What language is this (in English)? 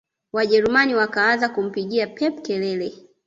Swahili